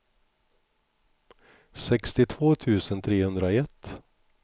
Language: Swedish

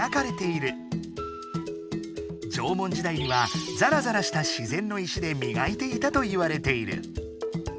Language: Japanese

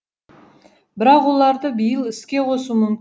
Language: Kazakh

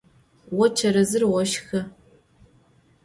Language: Adyghe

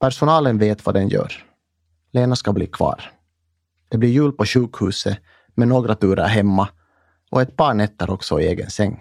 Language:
Swedish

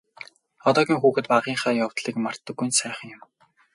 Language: Mongolian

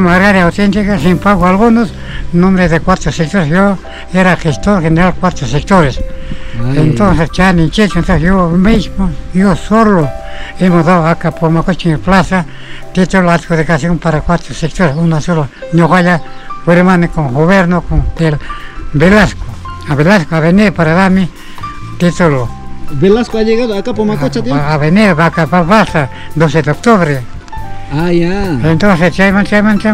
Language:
Spanish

